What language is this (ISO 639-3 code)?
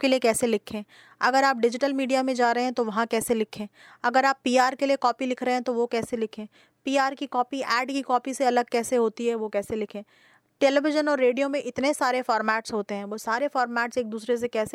hin